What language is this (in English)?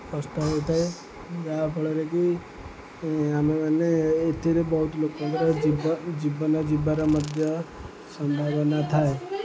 Odia